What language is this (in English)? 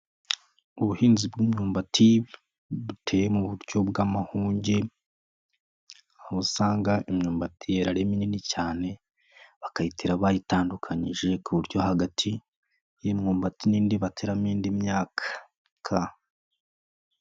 Kinyarwanda